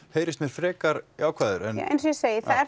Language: Icelandic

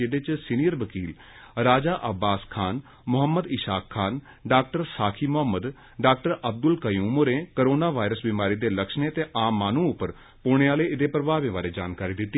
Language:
Dogri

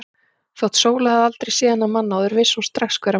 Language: Icelandic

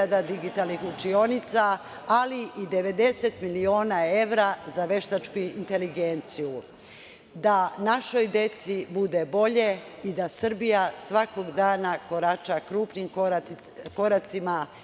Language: Serbian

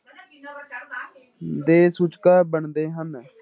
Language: Punjabi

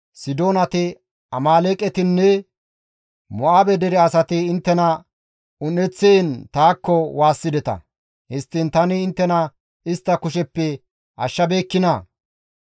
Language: Gamo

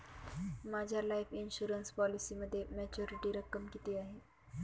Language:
Marathi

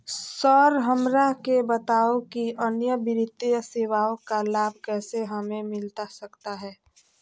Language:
Magahi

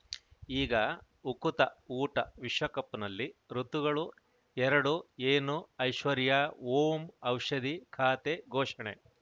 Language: Kannada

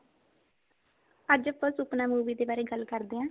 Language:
Punjabi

